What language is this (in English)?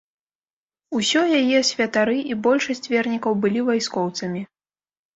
Belarusian